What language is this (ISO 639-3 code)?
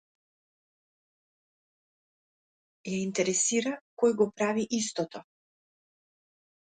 mkd